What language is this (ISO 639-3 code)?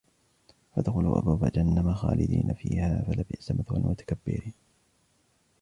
ara